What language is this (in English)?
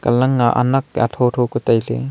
Wancho Naga